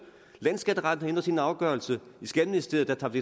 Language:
Danish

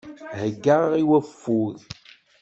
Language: Kabyle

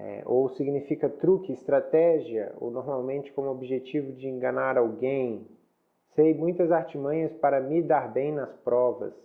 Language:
Portuguese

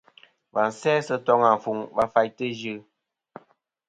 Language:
Kom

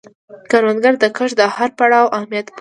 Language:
Pashto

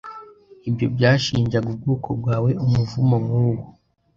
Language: Kinyarwanda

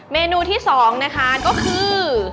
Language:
Thai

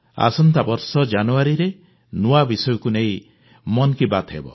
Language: Odia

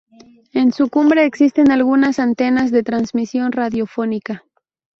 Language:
Spanish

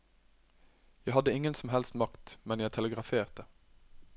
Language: Norwegian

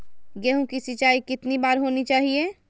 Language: Magahi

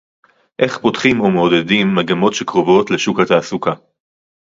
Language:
Hebrew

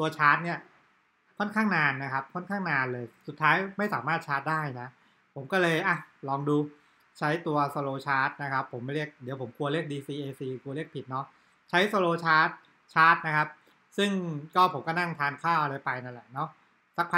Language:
Thai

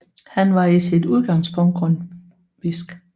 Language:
Danish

